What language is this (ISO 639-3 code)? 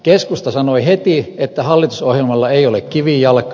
fin